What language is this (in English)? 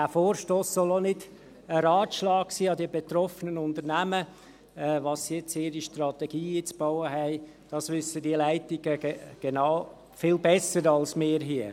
Swiss German